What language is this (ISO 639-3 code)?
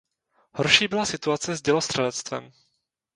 ces